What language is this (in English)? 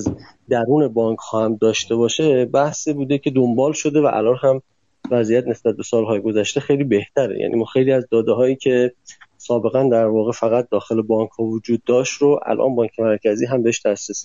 Persian